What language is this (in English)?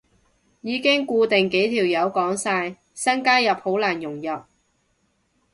Cantonese